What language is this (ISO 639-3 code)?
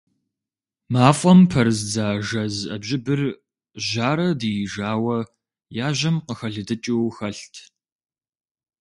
kbd